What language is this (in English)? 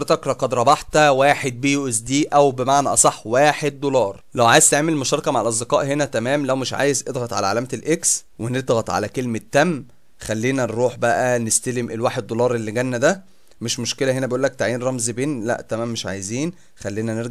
Arabic